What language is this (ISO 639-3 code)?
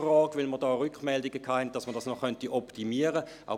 gsw